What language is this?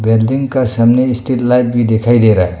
Hindi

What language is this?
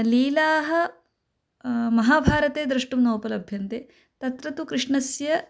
Sanskrit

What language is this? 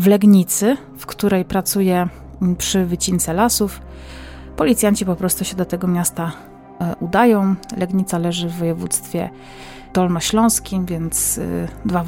Polish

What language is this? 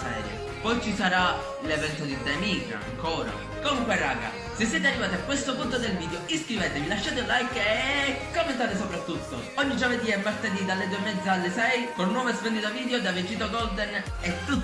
Italian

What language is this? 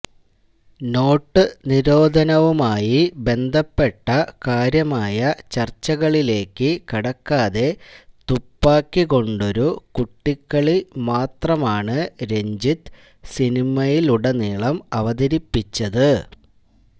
Malayalam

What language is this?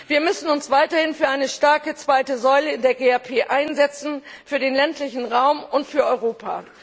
German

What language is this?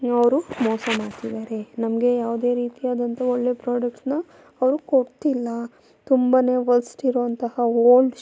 Kannada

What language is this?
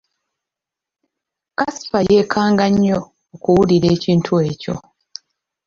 Ganda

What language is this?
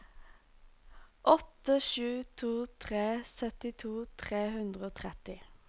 Norwegian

